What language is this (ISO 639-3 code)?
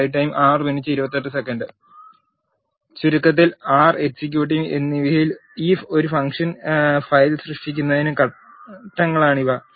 mal